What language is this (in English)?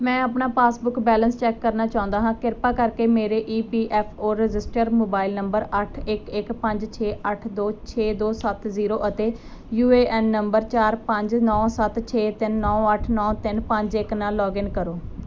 Punjabi